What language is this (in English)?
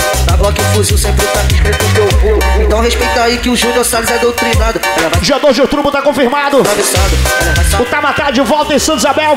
Portuguese